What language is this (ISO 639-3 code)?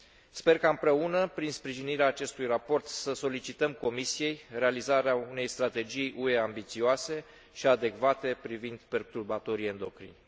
ron